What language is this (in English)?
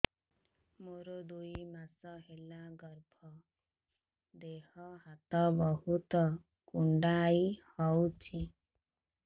Odia